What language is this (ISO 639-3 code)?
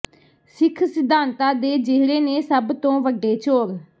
pan